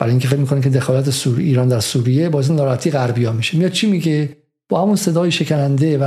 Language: Persian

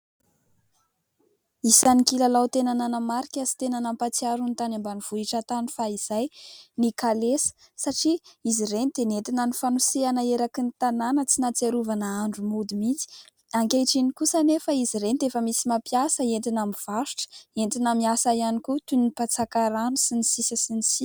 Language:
Malagasy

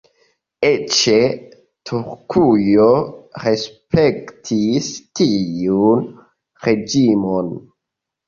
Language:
Esperanto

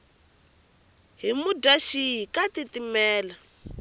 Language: Tsonga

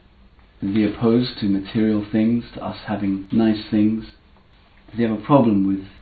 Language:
English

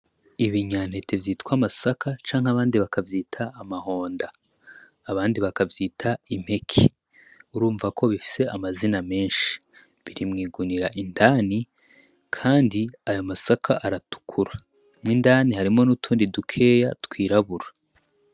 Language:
Rundi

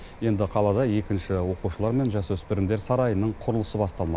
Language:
Kazakh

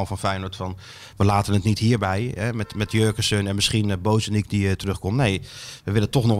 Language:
Dutch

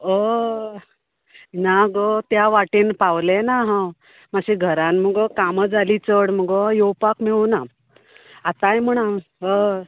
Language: Konkani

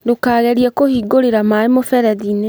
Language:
Kikuyu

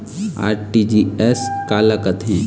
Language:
Chhattisgarhi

